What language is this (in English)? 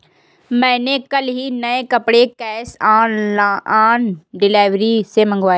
Hindi